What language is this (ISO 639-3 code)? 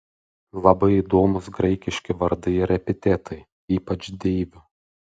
lit